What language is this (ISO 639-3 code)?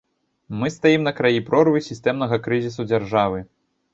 bel